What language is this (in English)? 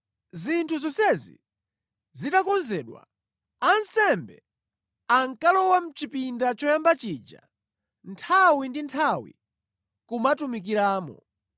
Nyanja